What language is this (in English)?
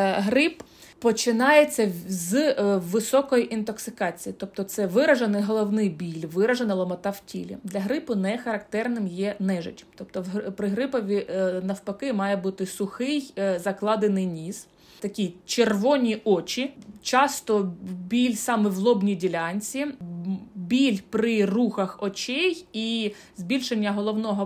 Ukrainian